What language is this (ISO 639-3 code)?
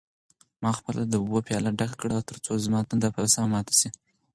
pus